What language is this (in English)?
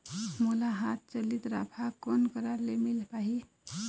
Chhattisgarhi